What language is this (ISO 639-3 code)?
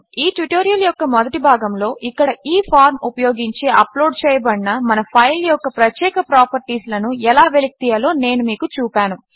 tel